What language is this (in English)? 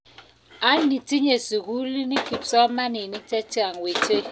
Kalenjin